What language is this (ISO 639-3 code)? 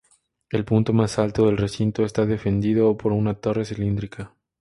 spa